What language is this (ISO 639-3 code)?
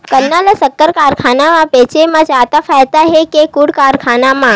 hne